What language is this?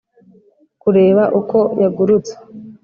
Kinyarwanda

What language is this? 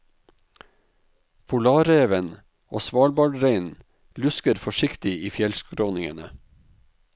Norwegian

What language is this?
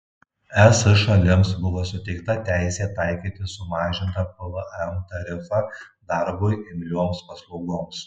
Lithuanian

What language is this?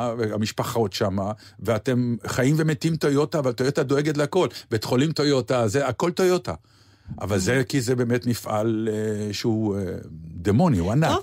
Hebrew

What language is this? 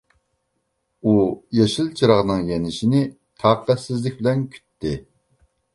Uyghur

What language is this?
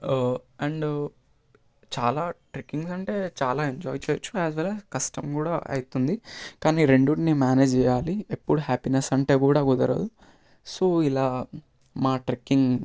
Telugu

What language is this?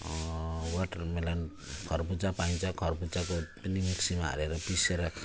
Nepali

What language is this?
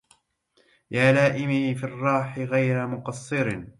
Arabic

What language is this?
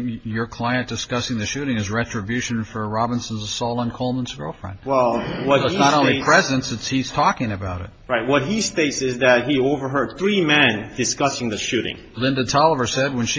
English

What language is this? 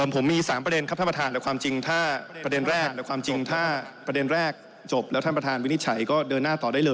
Thai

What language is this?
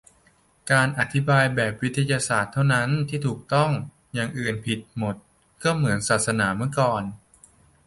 Thai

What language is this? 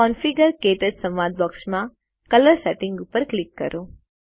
Gujarati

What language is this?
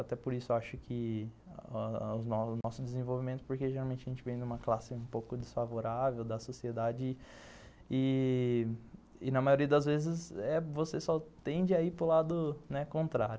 Portuguese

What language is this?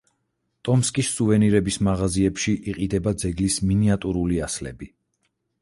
Georgian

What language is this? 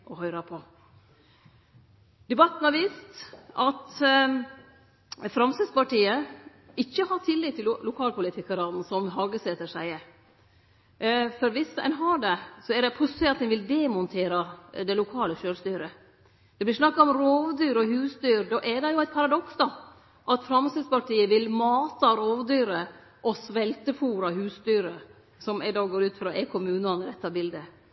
Norwegian Nynorsk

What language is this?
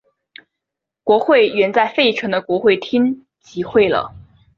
Chinese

